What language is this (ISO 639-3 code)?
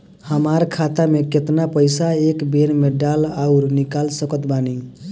bho